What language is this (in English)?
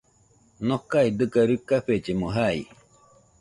Nüpode Huitoto